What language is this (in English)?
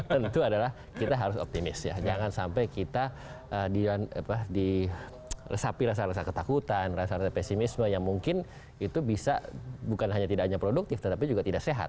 Indonesian